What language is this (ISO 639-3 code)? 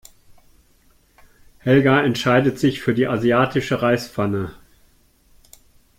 deu